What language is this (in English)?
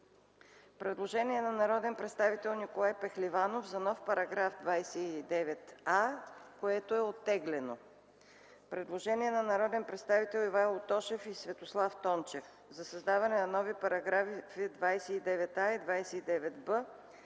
Bulgarian